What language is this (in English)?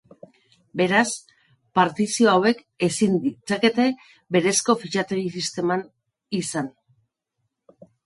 Basque